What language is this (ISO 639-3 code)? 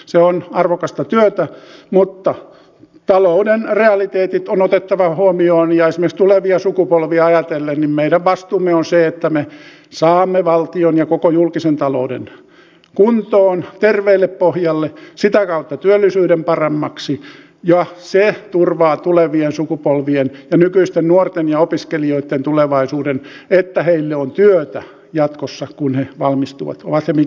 fin